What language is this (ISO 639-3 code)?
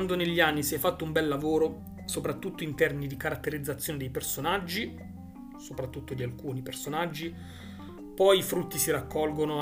ita